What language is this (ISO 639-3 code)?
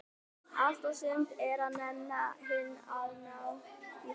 isl